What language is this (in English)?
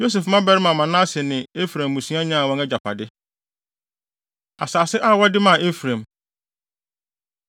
Akan